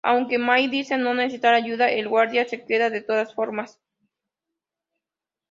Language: Spanish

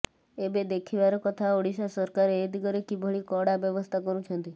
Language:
Odia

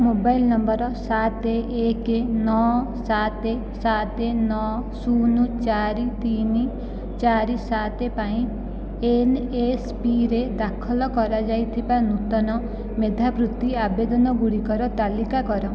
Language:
Odia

